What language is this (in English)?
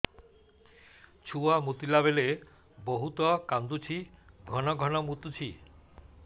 Odia